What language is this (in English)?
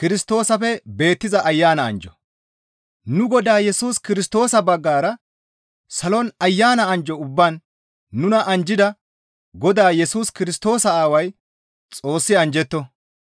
Gamo